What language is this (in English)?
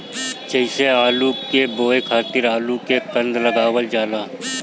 Bhojpuri